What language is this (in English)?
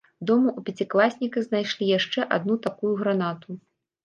Belarusian